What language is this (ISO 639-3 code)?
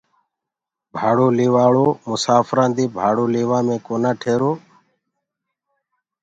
ggg